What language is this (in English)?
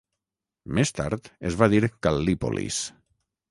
Catalan